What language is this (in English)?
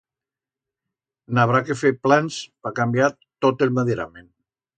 Aragonese